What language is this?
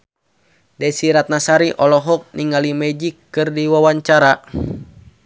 Sundanese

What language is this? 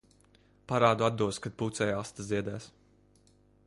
Latvian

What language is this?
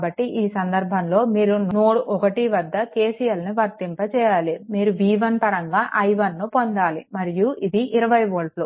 Telugu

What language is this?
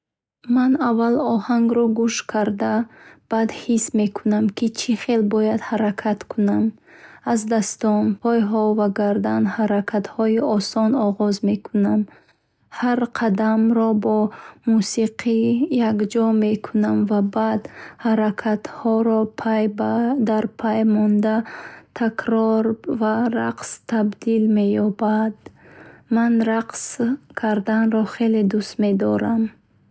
Bukharic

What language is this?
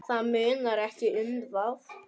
Icelandic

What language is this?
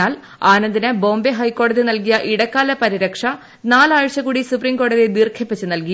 Malayalam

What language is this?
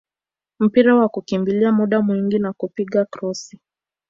Swahili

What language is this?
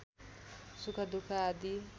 Nepali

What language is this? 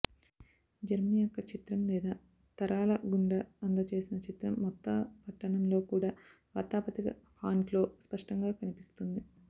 Telugu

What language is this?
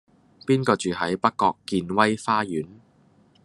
Cantonese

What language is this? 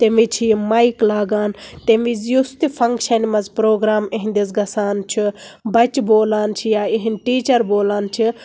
Kashmiri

